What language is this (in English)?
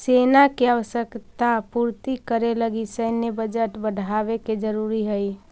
Magahi